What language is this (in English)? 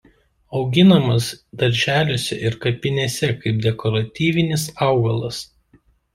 Lithuanian